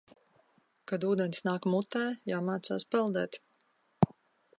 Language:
Latvian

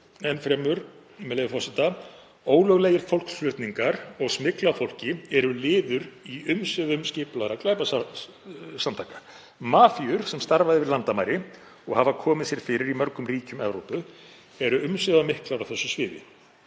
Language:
Icelandic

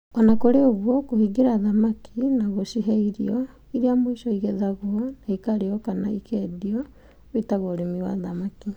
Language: Kikuyu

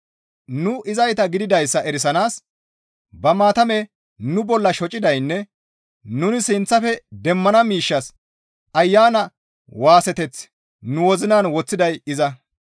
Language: Gamo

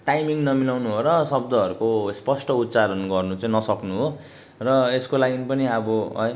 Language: Nepali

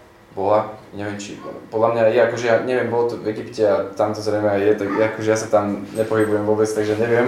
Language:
Slovak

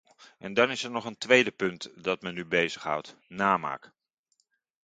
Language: Dutch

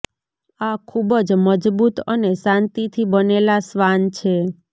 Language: Gujarati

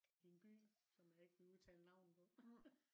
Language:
Danish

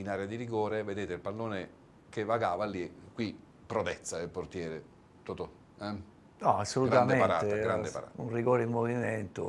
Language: Italian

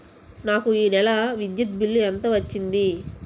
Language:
Telugu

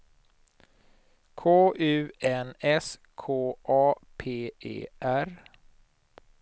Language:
Swedish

